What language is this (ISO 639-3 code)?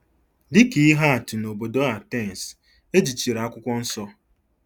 ibo